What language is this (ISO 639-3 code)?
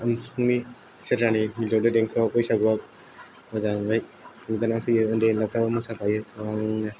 brx